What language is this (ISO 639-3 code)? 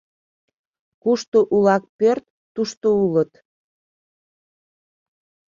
chm